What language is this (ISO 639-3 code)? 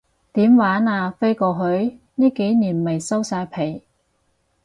yue